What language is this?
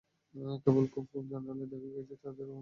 Bangla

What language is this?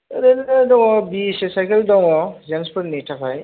Bodo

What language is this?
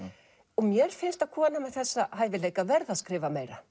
Icelandic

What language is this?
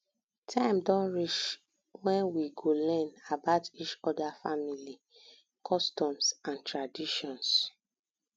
Nigerian Pidgin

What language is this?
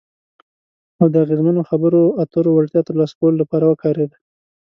Pashto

